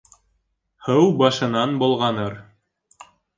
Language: Bashkir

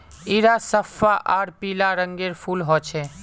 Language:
Magahi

